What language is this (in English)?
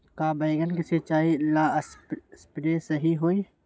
Magahi